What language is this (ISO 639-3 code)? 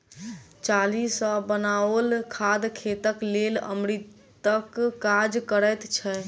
mai